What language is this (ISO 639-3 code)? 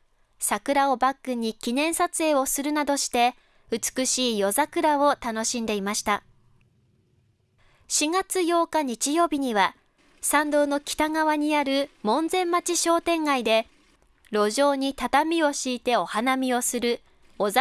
jpn